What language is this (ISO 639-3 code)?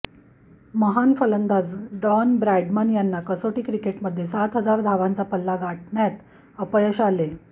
mar